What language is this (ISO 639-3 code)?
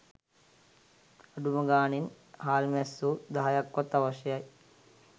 sin